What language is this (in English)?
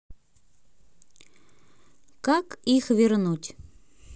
Russian